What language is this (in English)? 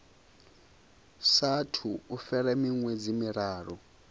Venda